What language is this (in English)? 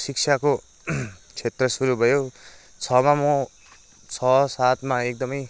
Nepali